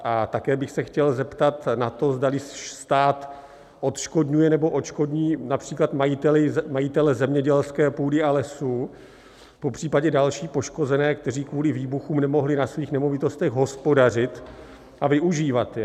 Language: Czech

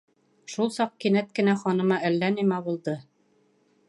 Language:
Bashkir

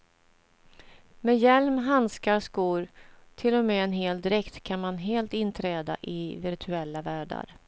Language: Swedish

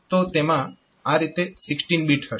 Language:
Gujarati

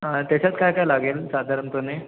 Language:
Marathi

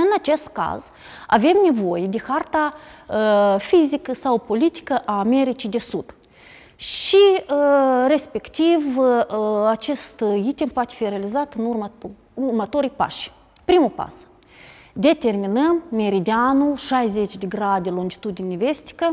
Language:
Romanian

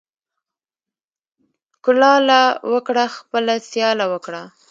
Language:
Pashto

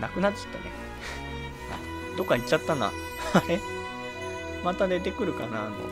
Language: Japanese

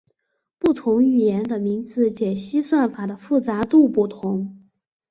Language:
Chinese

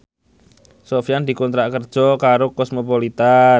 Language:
Javanese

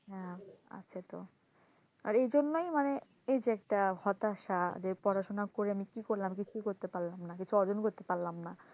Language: Bangla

